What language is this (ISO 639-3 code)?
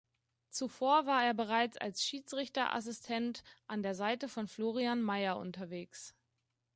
deu